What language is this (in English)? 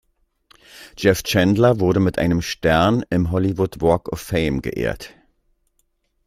German